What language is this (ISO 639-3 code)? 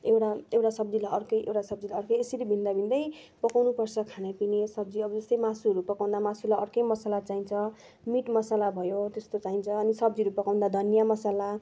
nep